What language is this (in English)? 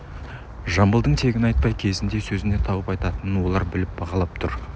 Kazakh